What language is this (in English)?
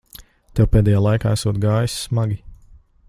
Latvian